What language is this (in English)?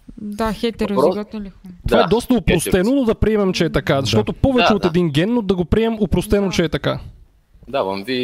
Bulgarian